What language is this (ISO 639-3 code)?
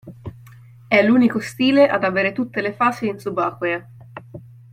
ita